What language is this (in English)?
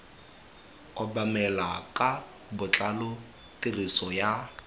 Tswana